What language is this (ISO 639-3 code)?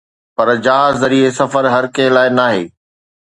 snd